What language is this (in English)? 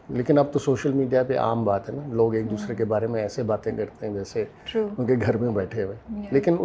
Urdu